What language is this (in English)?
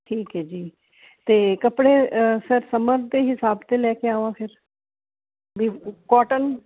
Punjabi